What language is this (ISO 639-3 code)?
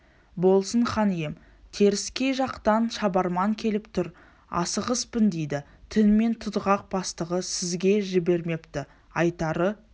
kaz